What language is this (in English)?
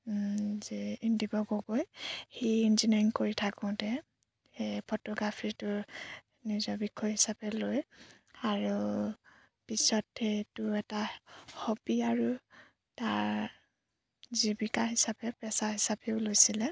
Assamese